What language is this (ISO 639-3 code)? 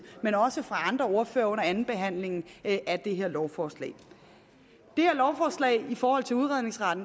dan